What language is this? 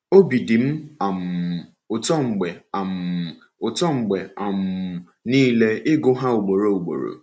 Igbo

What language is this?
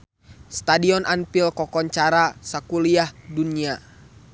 Sundanese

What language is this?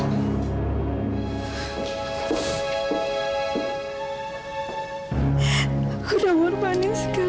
Indonesian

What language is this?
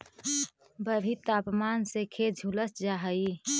Magahi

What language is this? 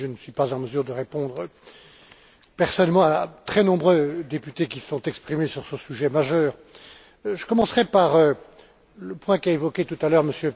French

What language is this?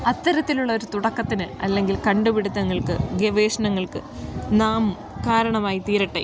Malayalam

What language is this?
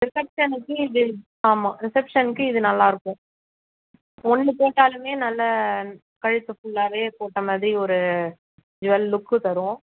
Tamil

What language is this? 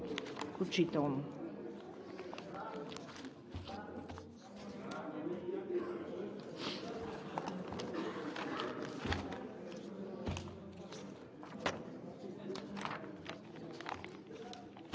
Bulgarian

